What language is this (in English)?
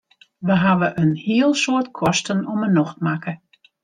Western Frisian